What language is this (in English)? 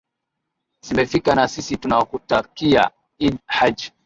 Swahili